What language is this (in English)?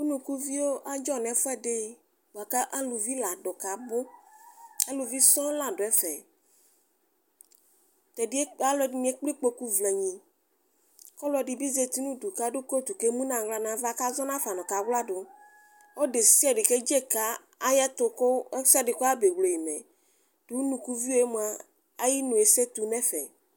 Ikposo